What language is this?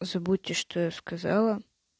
Russian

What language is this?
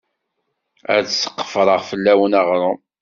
Kabyle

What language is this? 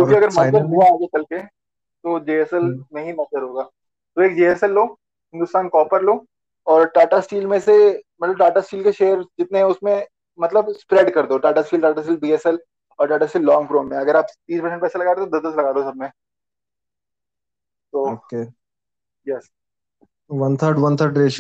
Hindi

